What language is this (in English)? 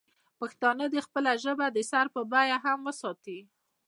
Pashto